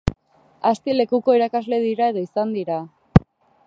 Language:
Basque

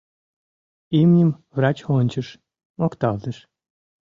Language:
Mari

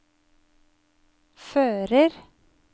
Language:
Norwegian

